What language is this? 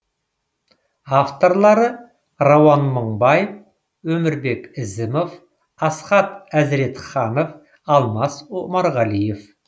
Kazakh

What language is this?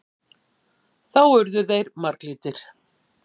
Icelandic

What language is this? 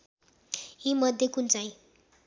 Nepali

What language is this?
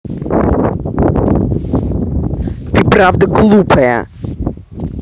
Russian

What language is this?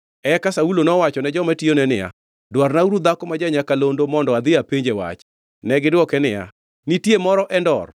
Luo (Kenya and Tanzania)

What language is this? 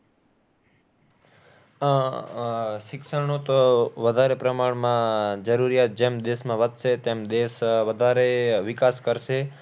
Gujarati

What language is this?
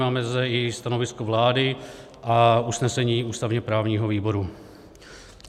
Czech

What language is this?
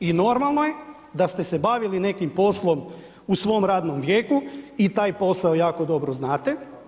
Croatian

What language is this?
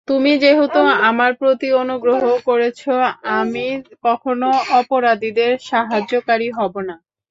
Bangla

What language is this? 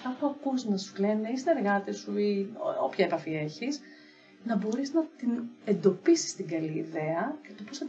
Greek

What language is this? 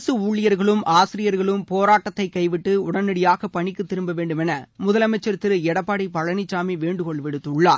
Tamil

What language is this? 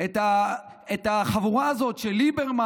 Hebrew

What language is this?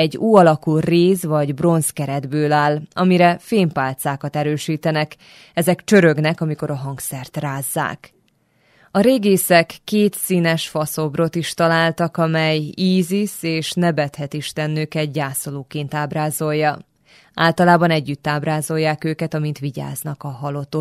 Hungarian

